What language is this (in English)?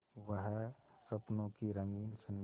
Hindi